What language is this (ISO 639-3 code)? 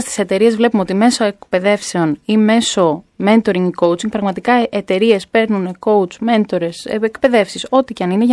ell